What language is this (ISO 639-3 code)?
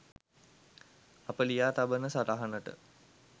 sin